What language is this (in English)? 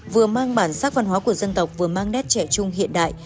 Vietnamese